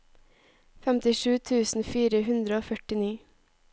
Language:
Norwegian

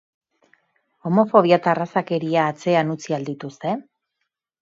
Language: Basque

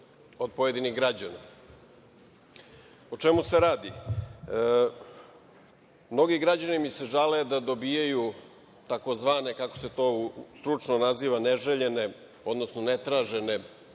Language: Serbian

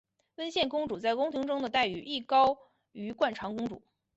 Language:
Chinese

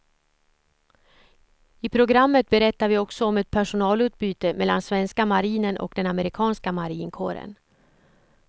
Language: Swedish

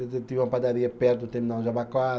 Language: Portuguese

